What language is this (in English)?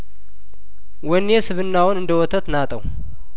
Amharic